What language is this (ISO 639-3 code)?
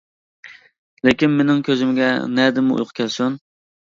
uig